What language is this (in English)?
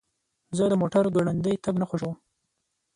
Pashto